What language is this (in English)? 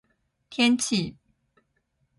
Chinese